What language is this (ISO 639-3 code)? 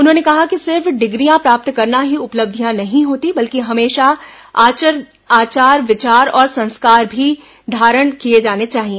hin